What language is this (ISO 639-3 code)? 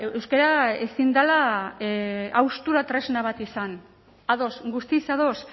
eus